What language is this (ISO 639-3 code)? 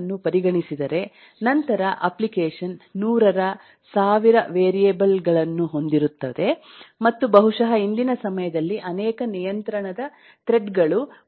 kan